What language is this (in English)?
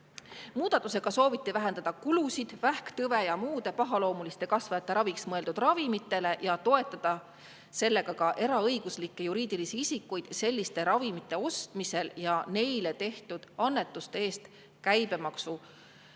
Estonian